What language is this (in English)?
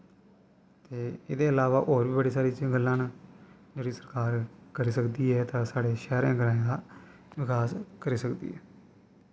Dogri